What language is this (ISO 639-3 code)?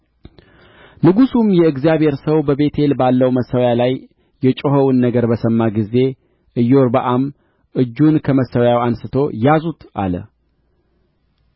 amh